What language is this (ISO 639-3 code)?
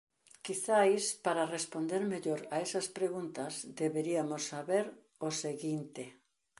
glg